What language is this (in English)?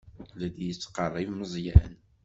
Kabyle